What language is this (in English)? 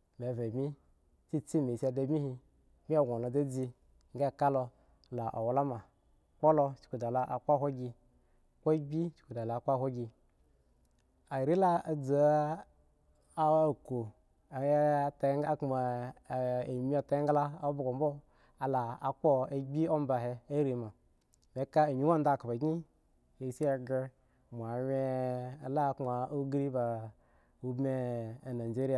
Eggon